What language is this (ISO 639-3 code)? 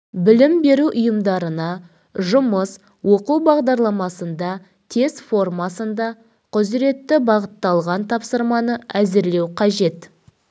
kaz